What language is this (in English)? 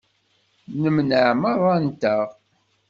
Kabyle